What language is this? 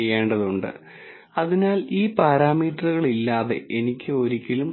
Malayalam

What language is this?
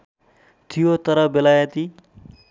Nepali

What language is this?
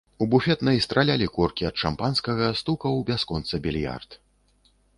Belarusian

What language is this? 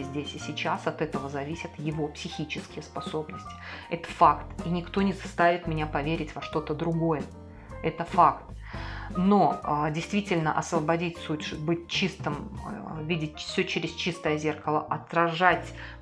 Russian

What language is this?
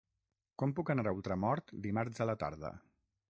Catalan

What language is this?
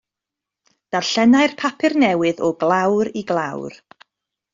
Welsh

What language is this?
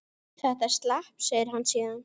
Icelandic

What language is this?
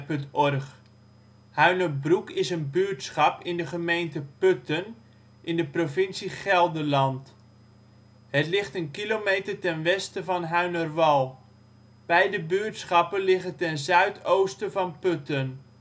Dutch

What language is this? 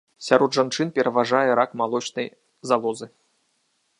Belarusian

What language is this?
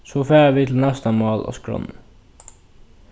Faroese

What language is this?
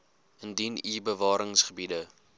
Afrikaans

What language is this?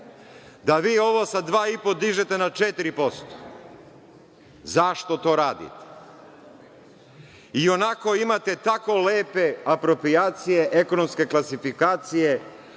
Serbian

